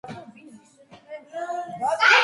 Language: Georgian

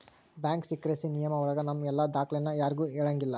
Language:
Kannada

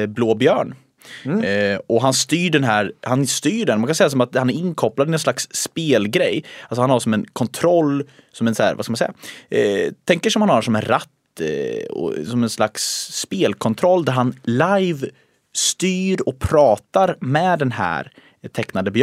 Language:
Swedish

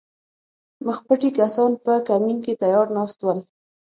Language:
Pashto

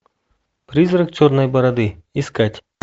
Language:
Russian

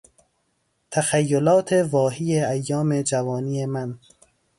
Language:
Persian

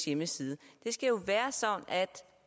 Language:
Danish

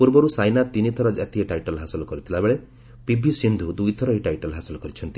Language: Odia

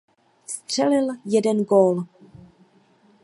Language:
Czech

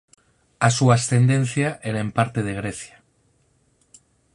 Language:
Galician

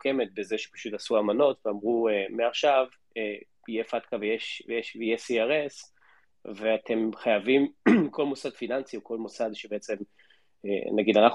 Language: Hebrew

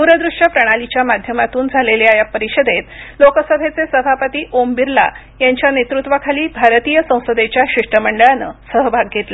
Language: Marathi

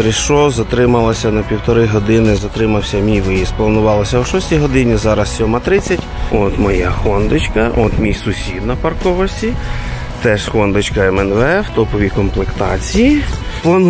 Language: Ukrainian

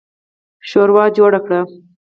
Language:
Pashto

